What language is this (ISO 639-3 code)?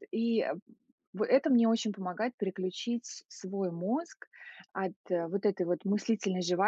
rus